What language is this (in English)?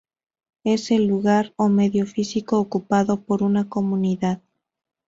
Spanish